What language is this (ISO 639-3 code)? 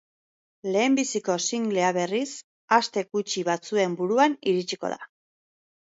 eus